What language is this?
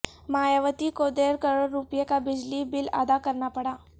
Urdu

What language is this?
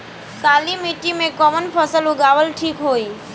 Bhojpuri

